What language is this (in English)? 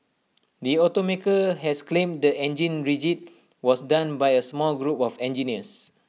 English